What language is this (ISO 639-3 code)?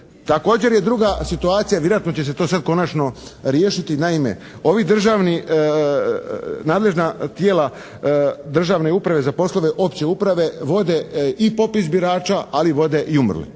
hrv